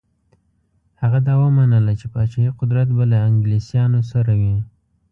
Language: Pashto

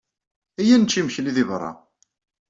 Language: Kabyle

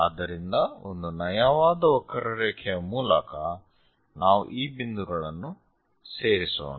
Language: Kannada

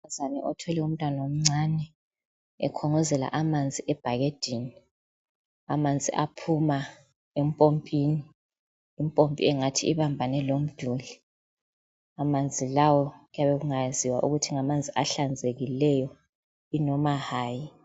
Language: North Ndebele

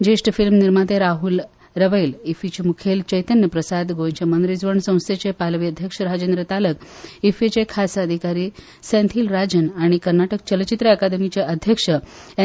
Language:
Konkani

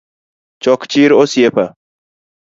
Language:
Luo (Kenya and Tanzania)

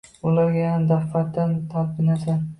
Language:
Uzbek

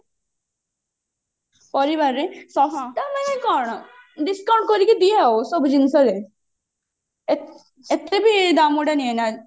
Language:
Odia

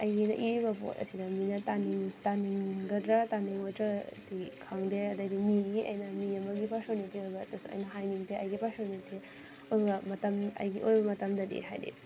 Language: Manipuri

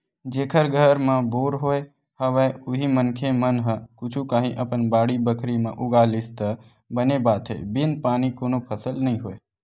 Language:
Chhattisgarhi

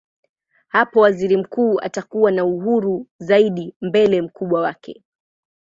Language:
Swahili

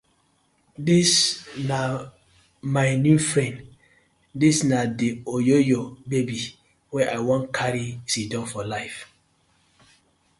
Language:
Nigerian Pidgin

